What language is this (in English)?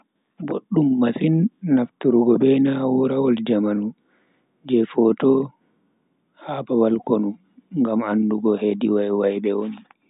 Bagirmi Fulfulde